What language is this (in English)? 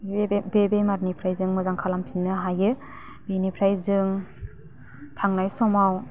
Bodo